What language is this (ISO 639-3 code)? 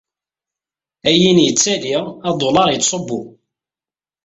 kab